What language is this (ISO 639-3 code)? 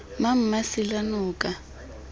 tsn